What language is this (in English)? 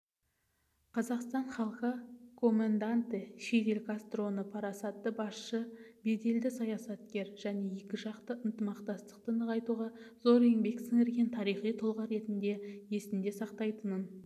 Kazakh